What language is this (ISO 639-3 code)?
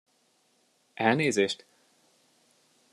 hun